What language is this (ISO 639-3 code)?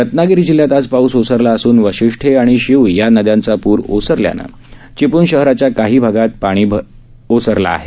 mar